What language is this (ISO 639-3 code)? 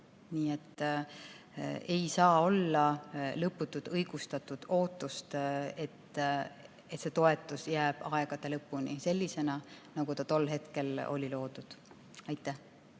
est